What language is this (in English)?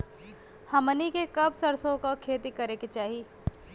Bhojpuri